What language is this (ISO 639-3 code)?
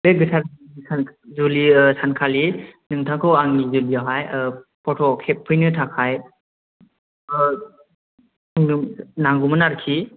brx